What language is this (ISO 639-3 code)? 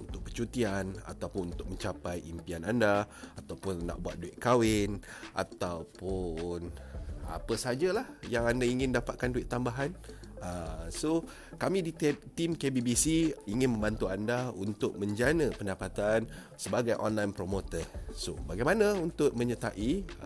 msa